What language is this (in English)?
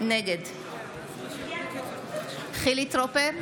Hebrew